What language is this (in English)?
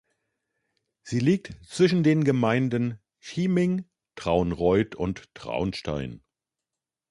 German